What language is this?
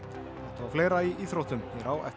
Icelandic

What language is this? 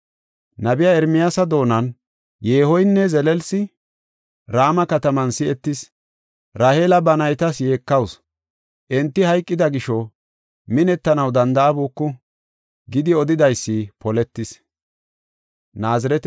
Gofa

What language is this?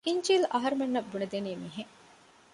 Divehi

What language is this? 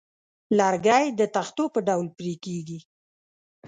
Pashto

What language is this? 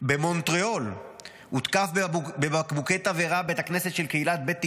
Hebrew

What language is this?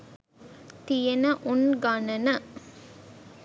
Sinhala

